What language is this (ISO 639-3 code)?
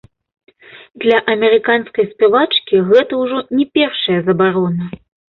bel